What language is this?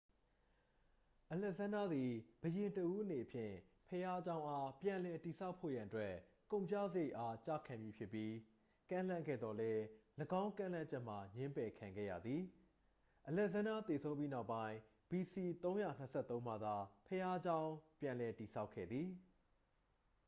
Burmese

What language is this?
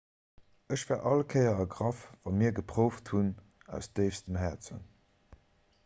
Luxembourgish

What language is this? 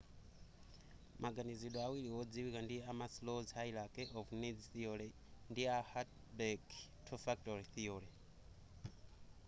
Nyanja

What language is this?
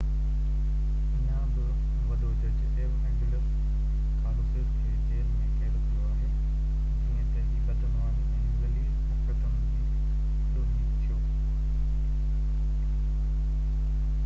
Sindhi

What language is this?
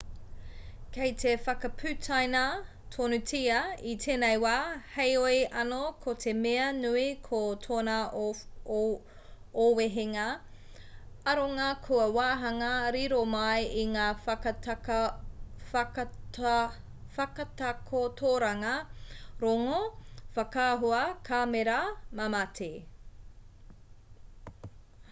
Māori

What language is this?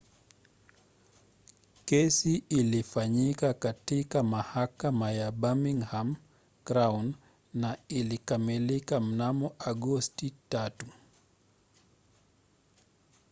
Swahili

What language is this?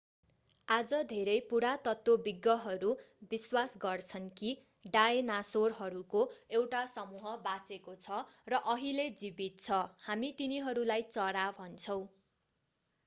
Nepali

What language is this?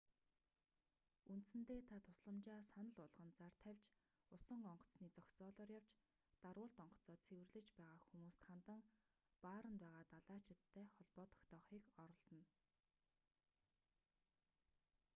Mongolian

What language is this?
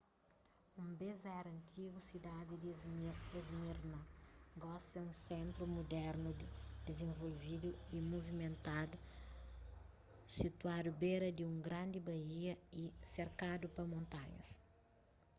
Kabuverdianu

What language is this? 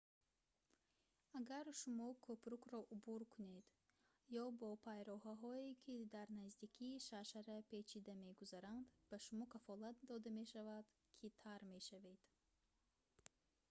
Tajik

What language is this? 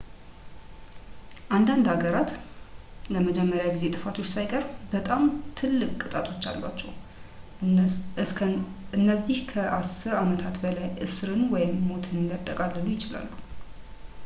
Amharic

